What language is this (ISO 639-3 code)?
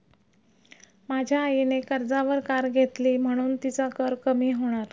mar